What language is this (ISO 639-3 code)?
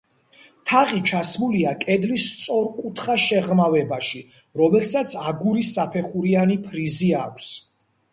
kat